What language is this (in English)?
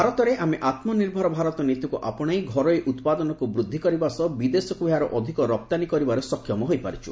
Odia